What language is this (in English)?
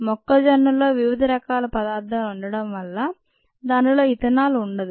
Telugu